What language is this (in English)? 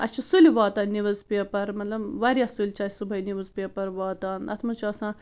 Kashmiri